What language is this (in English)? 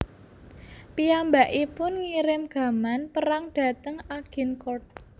Javanese